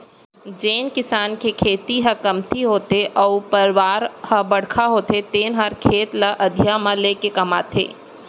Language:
Chhattisgarhi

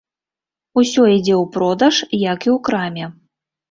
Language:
Belarusian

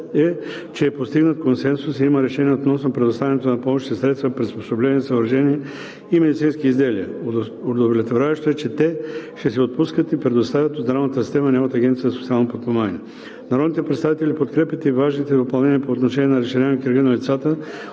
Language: Bulgarian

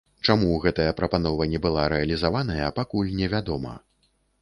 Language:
Belarusian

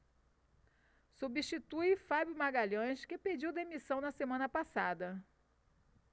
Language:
Portuguese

